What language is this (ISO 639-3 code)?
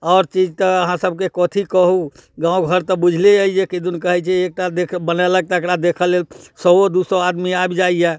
mai